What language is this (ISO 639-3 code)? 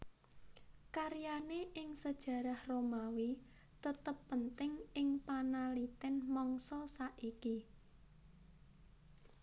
jav